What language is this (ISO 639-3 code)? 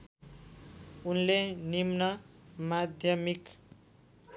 nep